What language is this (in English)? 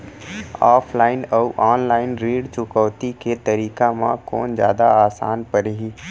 Chhattisgarhi